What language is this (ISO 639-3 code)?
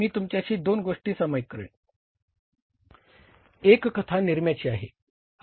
mar